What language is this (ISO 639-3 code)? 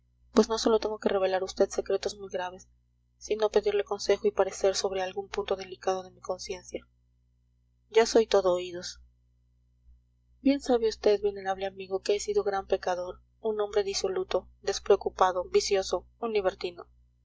spa